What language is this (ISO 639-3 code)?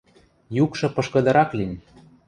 mrj